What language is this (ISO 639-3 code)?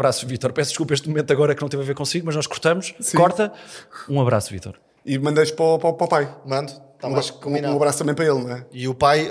por